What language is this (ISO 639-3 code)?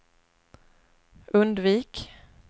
swe